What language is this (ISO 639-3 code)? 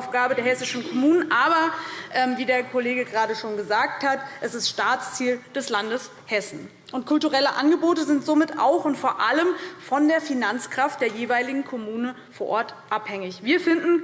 deu